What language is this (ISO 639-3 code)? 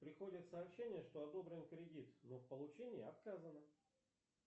rus